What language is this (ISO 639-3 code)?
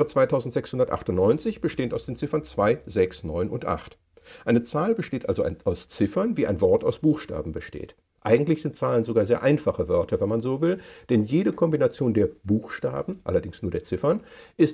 deu